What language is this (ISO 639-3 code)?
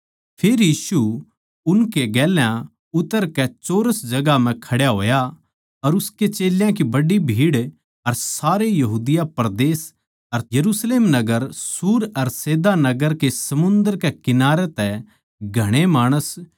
bgc